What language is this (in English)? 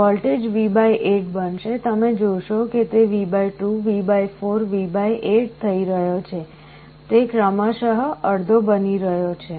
Gujarati